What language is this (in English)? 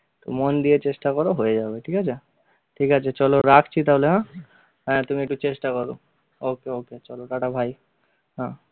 Bangla